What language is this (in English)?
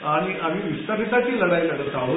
Marathi